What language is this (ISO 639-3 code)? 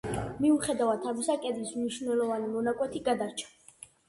kat